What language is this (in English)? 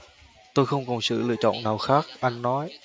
Vietnamese